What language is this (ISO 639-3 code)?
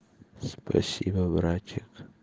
rus